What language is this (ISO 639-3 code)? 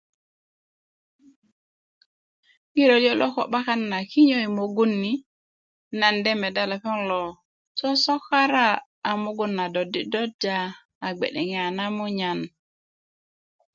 ukv